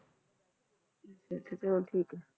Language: Punjabi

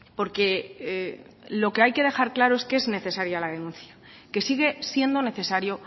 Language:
Spanish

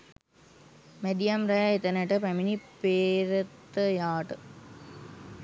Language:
Sinhala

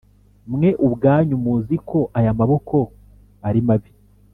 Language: Kinyarwanda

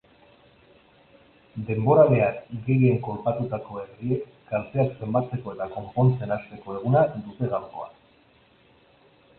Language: Basque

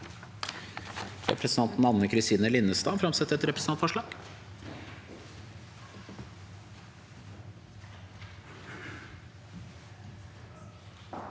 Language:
Norwegian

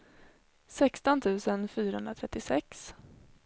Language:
Swedish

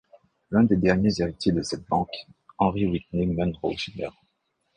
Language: French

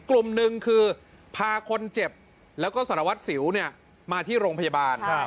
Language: Thai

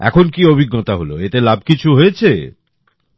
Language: Bangla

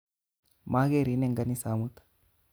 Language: Kalenjin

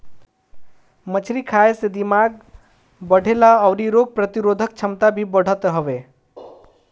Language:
Bhojpuri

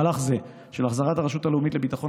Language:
Hebrew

